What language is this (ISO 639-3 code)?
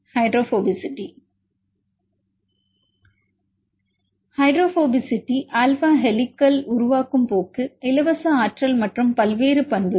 tam